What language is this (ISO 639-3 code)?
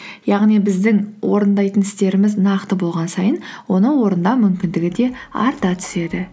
kaz